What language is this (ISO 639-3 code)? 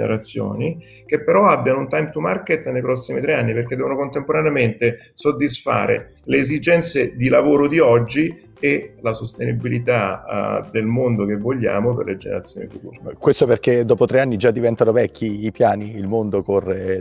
ita